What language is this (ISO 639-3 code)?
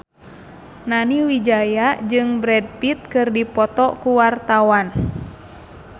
sun